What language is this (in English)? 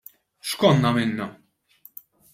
Maltese